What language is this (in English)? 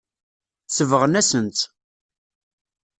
Kabyle